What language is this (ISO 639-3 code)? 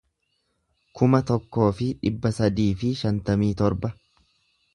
orm